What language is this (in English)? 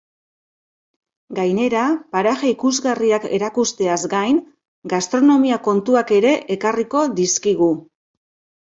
Basque